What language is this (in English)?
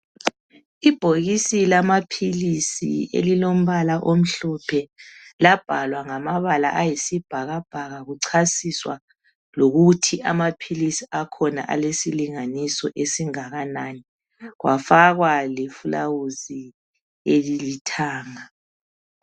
North Ndebele